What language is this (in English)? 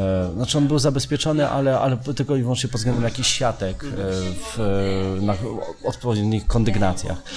Polish